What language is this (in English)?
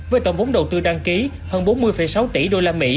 Vietnamese